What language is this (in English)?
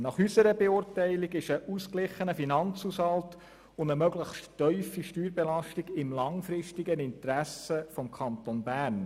Swiss German